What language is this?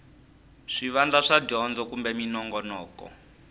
Tsonga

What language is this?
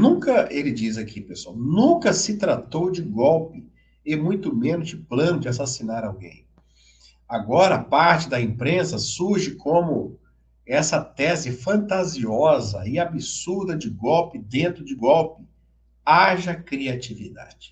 Portuguese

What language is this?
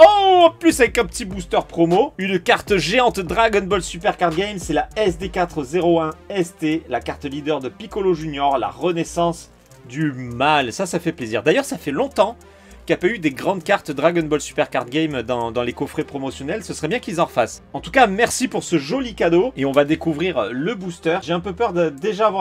French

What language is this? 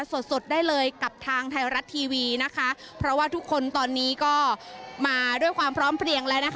Thai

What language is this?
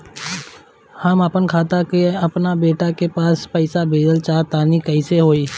Bhojpuri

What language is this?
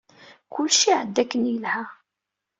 Kabyle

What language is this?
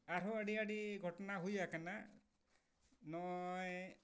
Santali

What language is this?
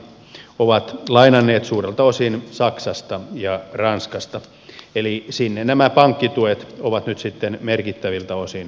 Finnish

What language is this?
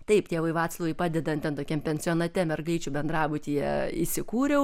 Lithuanian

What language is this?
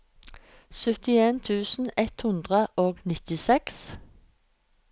Norwegian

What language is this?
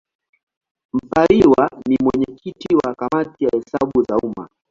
Swahili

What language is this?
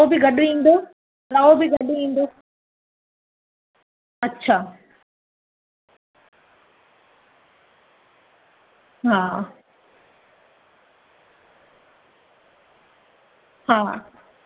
Sindhi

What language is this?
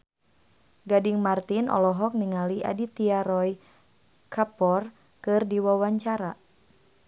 Sundanese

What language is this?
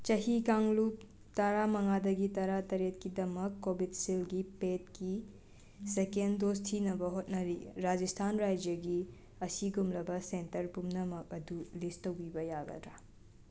Manipuri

